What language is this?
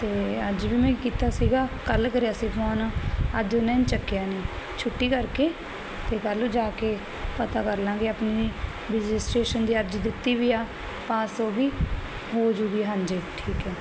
Punjabi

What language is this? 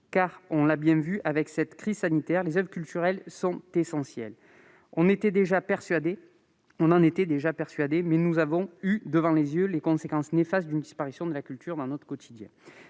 French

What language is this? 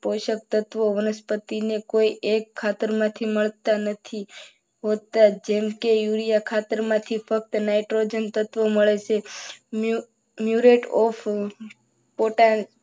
Gujarati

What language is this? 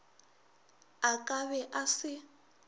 Northern Sotho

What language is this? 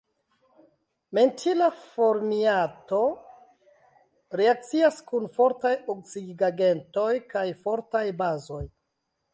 Esperanto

